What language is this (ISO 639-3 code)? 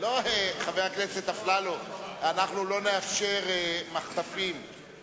heb